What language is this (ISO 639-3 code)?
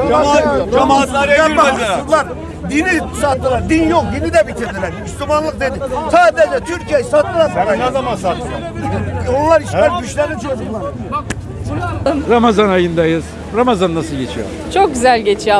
tur